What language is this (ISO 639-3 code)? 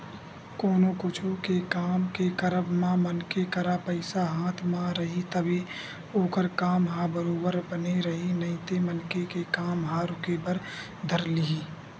hne